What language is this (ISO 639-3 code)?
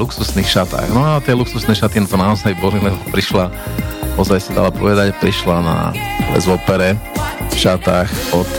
slk